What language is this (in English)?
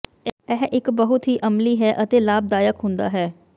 Punjabi